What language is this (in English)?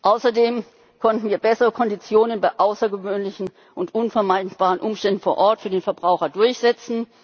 German